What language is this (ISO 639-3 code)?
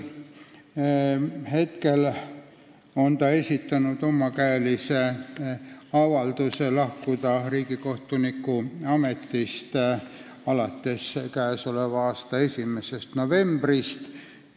est